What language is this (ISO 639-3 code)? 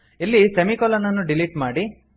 kan